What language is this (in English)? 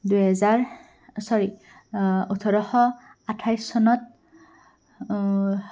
Assamese